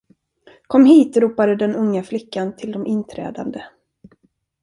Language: Swedish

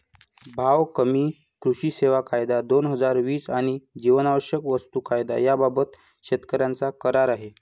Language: Marathi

